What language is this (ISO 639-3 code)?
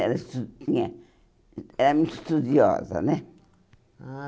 por